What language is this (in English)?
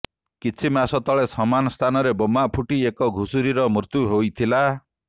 Odia